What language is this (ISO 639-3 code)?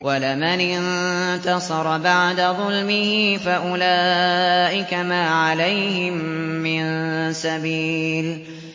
ara